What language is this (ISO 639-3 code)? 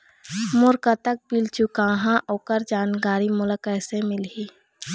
hne